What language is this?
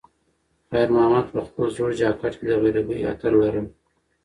Pashto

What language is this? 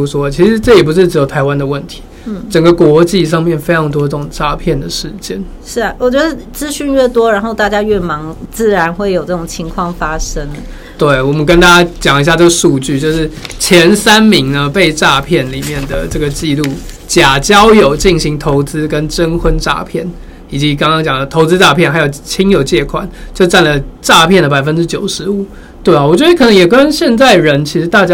Chinese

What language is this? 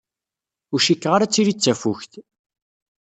Kabyle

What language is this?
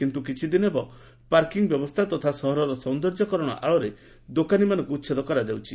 Odia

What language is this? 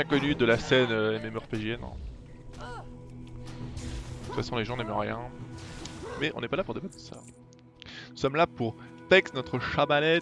French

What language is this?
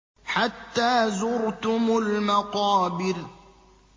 Arabic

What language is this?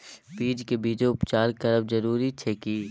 Maithili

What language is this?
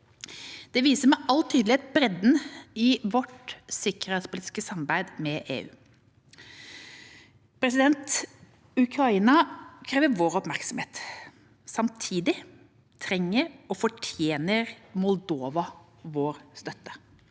Norwegian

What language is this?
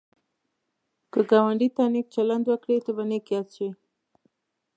Pashto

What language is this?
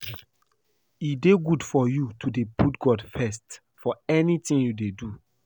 Nigerian Pidgin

